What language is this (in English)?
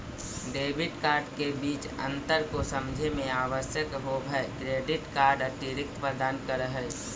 Magahi